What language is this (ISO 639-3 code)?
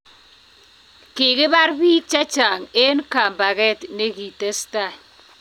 kln